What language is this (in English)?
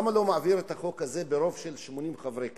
Hebrew